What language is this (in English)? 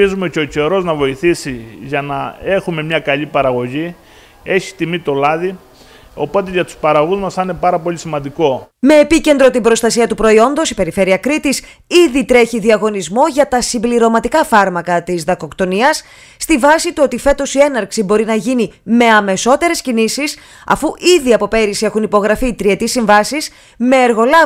Greek